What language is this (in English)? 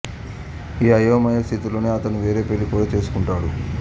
Telugu